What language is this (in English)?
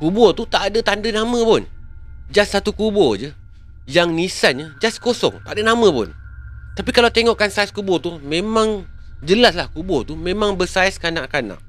Malay